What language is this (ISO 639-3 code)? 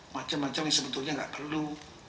ind